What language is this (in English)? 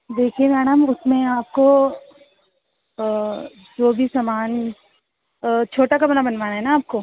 Urdu